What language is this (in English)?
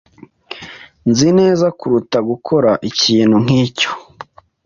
Kinyarwanda